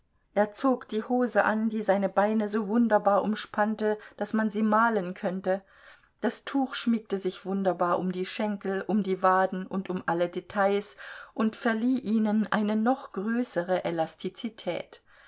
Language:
German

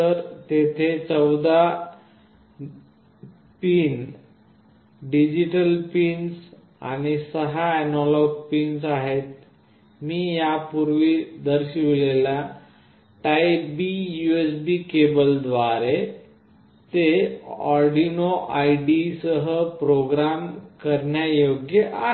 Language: Marathi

